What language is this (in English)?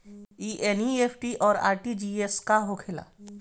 Bhojpuri